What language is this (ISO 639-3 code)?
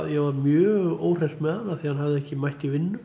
isl